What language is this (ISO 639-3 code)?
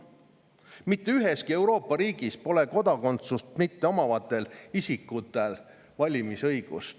est